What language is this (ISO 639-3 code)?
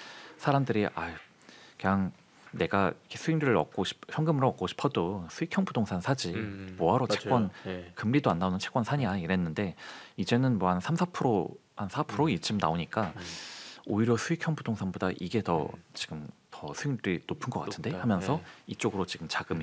kor